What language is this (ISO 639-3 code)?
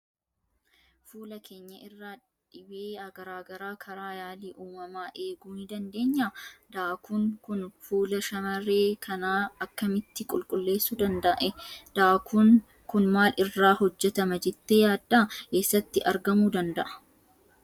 orm